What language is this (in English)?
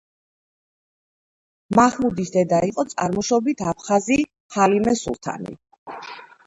Georgian